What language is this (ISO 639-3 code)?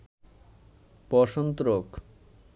ben